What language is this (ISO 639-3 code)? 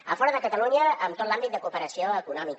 cat